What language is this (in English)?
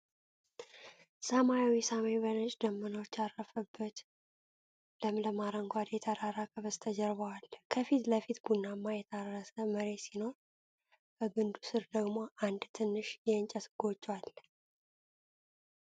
Amharic